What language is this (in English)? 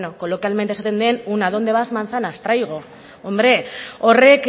Spanish